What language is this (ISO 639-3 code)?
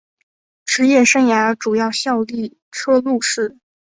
zho